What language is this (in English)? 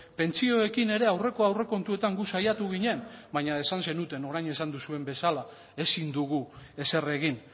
Basque